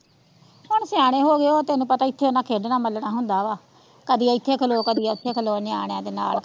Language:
Punjabi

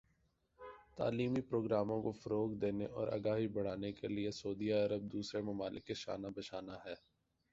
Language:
Urdu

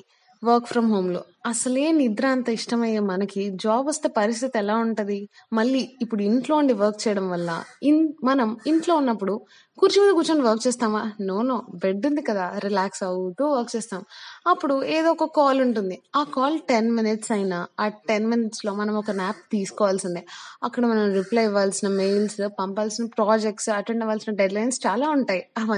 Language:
Telugu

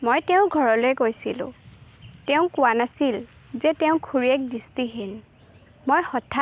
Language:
Assamese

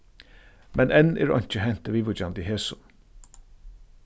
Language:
Faroese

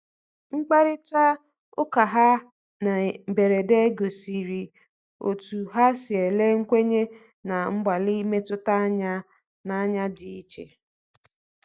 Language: Igbo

